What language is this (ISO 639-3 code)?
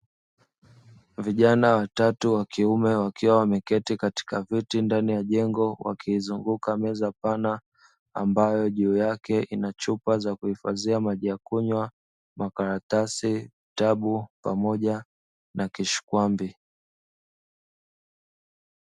swa